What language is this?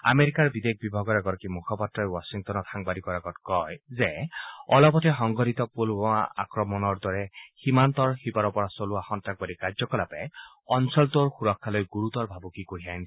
Assamese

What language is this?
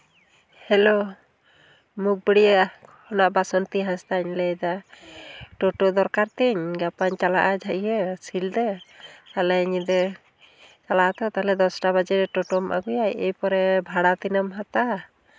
Santali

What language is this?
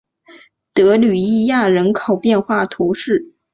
Chinese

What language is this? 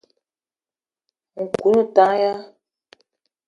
Eton (Cameroon)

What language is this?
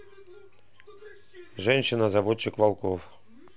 Russian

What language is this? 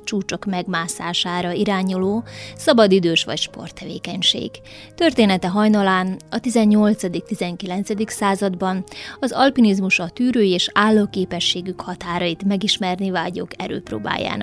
Hungarian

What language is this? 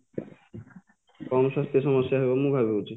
Odia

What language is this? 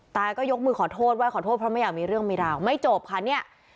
Thai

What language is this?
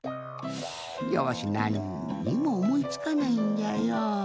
Japanese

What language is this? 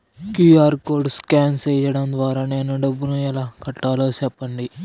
Telugu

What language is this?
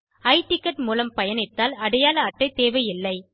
Tamil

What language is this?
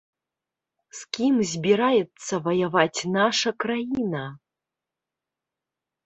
Belarusian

